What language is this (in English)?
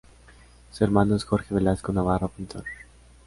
Spanish